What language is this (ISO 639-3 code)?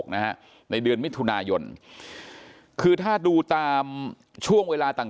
tha